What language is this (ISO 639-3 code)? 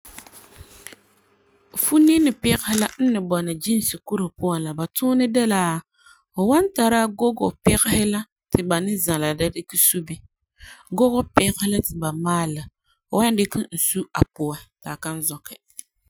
gur